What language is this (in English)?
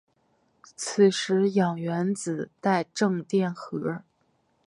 Chinese